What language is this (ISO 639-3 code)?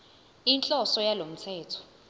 zul